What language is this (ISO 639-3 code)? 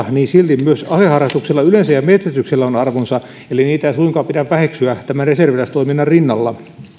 fin